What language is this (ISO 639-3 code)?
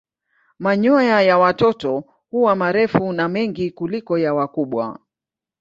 swa